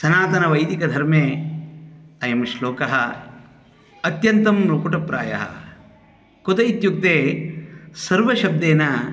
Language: Sanskrit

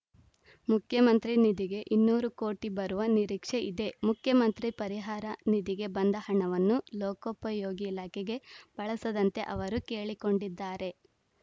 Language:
Kannada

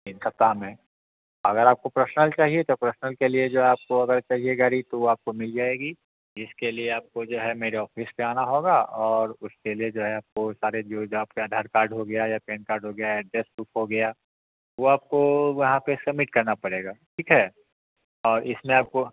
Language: Hindi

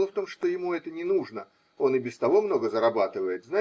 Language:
Russian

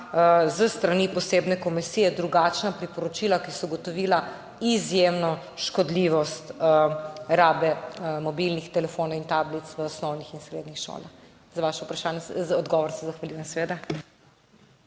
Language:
Slovenian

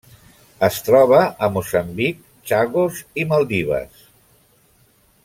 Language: Catalan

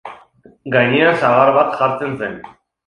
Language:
Basque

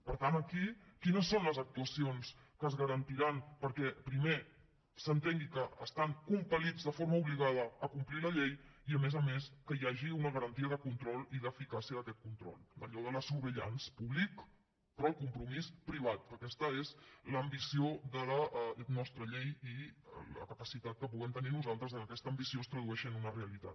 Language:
Catalan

